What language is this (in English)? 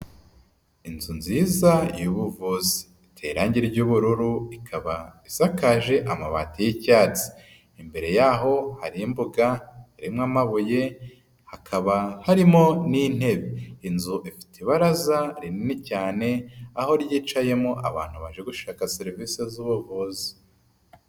Kinyarwanda